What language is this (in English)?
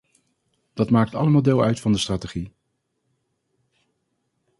Dutch